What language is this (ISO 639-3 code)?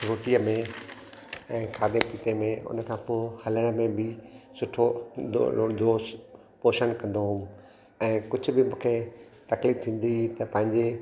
snd